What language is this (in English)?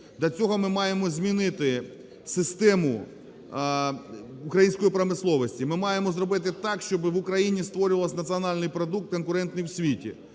Ukrainian